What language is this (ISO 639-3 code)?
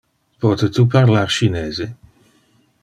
ina